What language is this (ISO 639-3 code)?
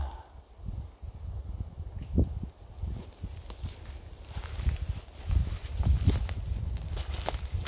kor